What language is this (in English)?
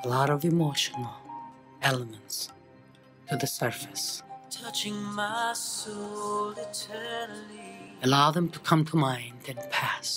English